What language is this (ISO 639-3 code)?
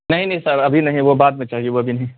urd